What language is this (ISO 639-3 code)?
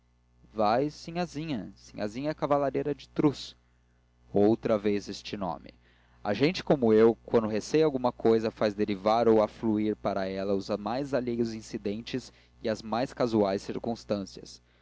por